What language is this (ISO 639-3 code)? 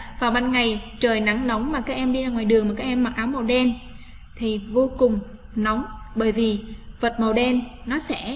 vie